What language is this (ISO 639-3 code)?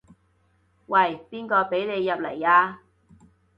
yue